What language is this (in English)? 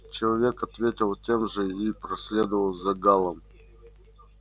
Russian